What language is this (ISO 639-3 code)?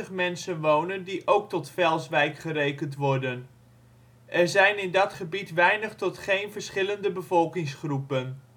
nld